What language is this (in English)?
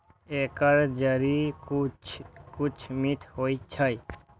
Maithili